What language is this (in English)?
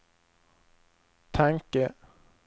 Swedish